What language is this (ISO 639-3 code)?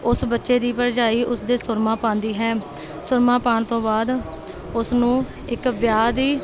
pan